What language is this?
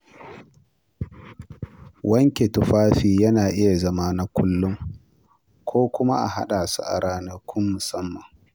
Hausa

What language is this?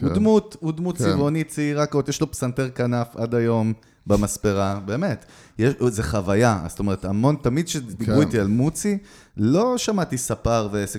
Hebrew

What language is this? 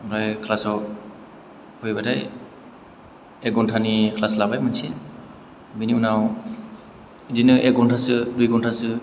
Bodo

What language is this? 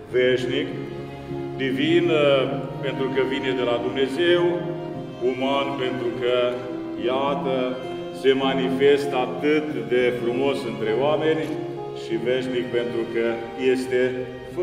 Romanian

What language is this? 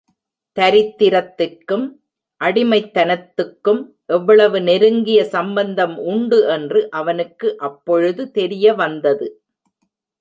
Tamil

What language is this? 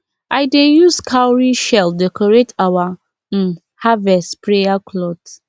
Nigerian Pidgin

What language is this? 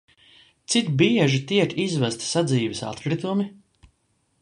Latvian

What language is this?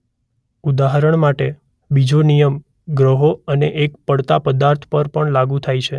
Gujarati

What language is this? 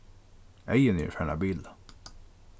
Faroese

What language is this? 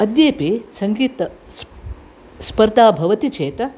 Sanskrit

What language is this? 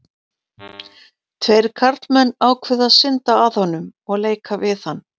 Icelandic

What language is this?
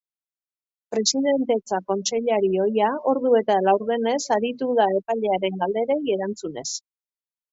Basque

